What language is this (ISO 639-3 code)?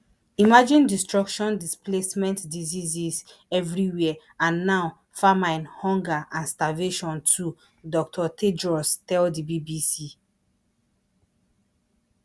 pcm